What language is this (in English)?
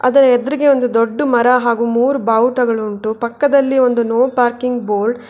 Kannada